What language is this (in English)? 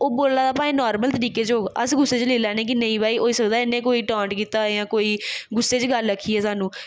Dogri